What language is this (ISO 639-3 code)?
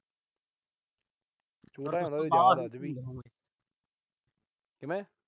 pan